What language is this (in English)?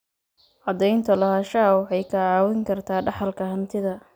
Somali